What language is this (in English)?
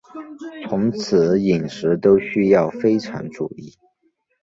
Chinese